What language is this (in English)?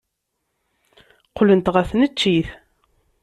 Kabyle